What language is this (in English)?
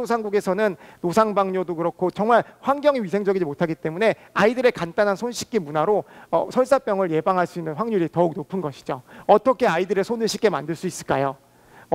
Korean